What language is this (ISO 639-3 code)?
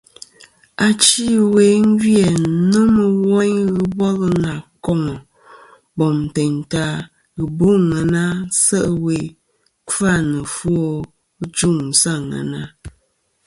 bkm